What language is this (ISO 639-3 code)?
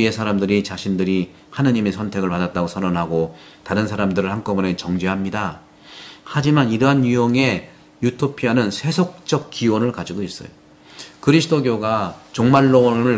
kor